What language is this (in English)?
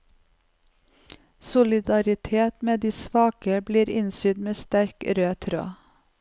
Norwegian